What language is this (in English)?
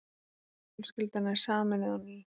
Icelandic